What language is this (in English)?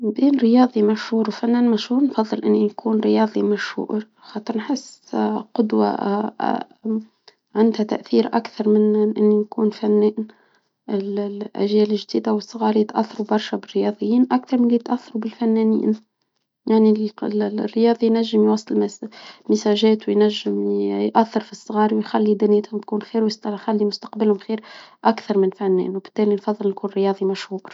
Tunisian Arabic